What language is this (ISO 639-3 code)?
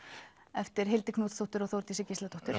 isl